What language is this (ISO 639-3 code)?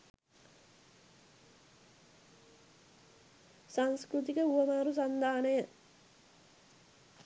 sin